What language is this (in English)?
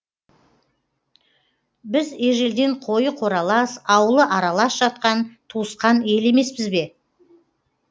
Kazakh